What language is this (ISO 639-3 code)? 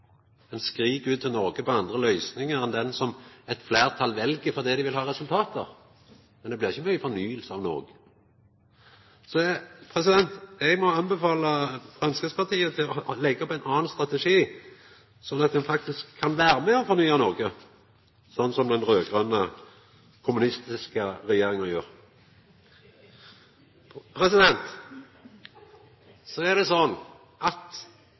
nno